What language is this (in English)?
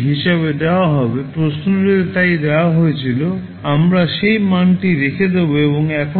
Bangla